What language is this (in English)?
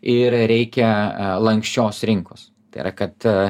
Lithuanian